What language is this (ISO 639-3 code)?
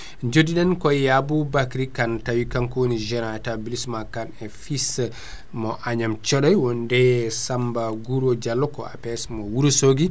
ful